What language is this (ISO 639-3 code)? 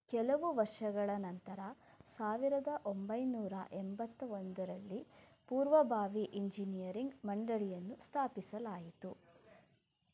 kan